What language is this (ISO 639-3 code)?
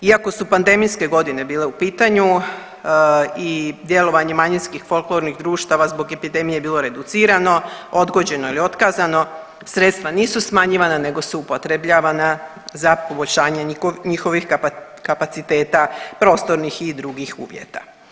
hrv